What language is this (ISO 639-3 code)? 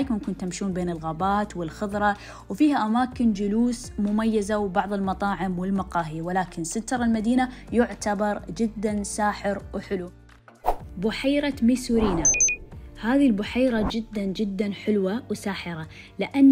ara